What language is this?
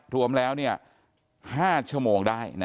Thai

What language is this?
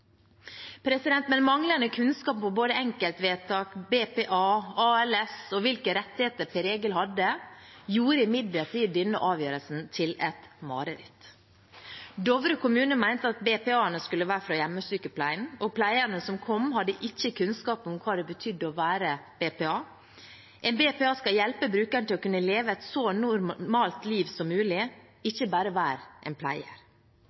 Norwegian Bokmål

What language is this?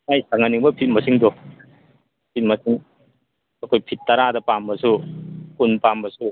Manipuri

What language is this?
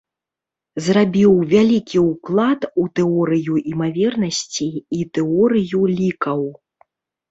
Belarusian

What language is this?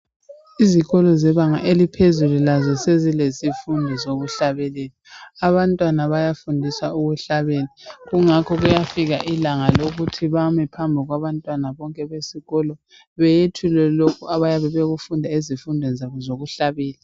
North Ndebele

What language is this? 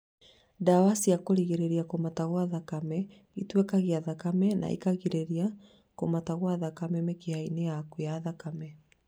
Kikuyu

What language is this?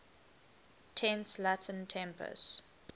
English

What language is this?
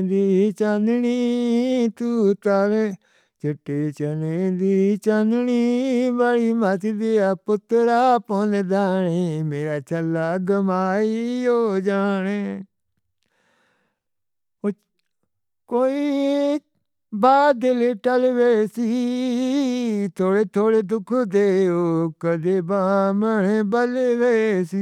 Northern Hindko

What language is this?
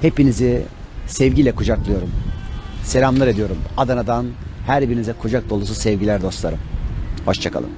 Turkish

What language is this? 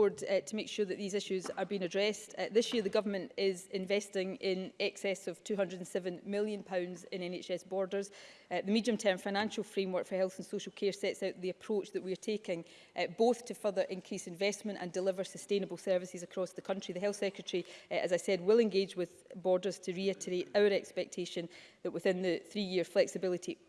English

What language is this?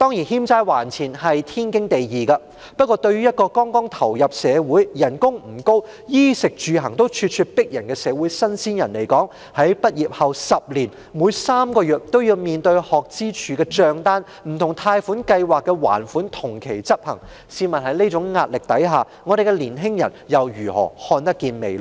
Cantonese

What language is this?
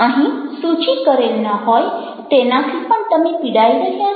Gujarati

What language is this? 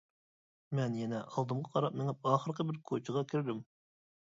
Uyghur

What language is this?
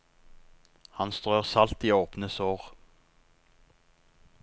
Norwegian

